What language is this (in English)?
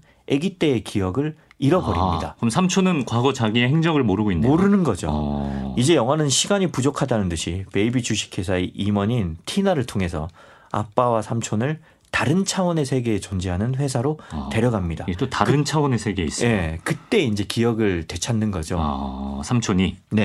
Korean